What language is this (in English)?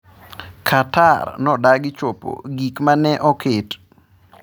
Luo (Kenya and Tanzania)